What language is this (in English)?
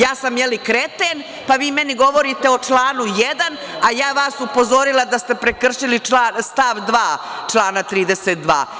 Serbian